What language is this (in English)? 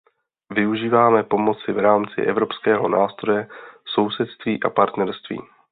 Czech